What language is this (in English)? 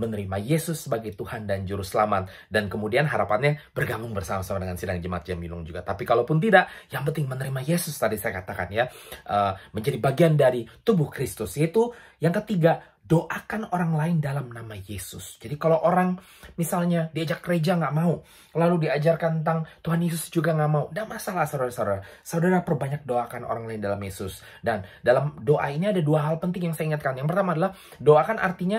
Indonesian